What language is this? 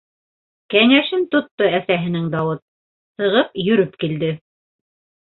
Bashkir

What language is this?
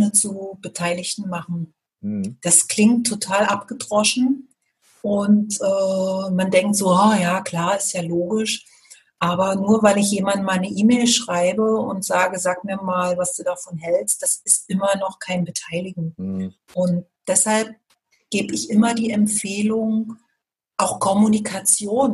German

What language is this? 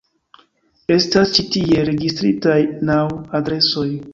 Esperanto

